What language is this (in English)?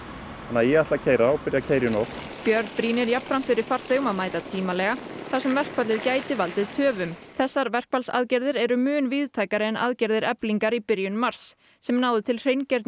Icelandic